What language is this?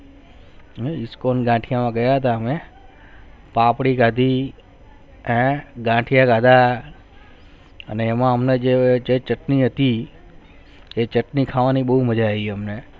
Gujarati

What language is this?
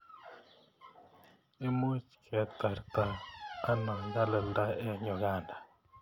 Kalenjin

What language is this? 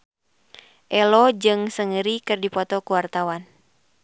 Sundanese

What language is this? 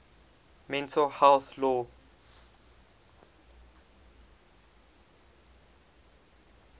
English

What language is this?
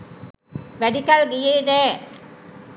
Sinhala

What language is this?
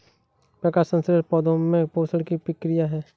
Hindi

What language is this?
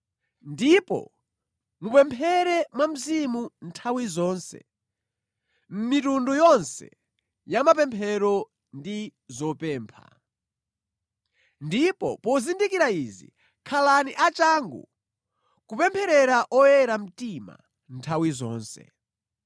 Nyanja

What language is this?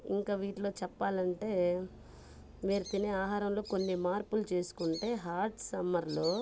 Telugu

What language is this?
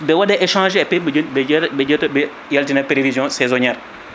Fula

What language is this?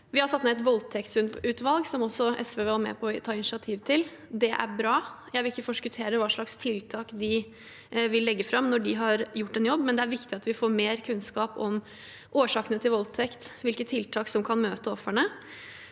Norwegian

